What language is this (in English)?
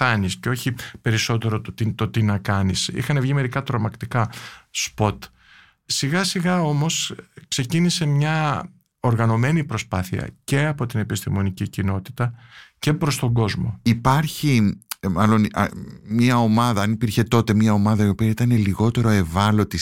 Greek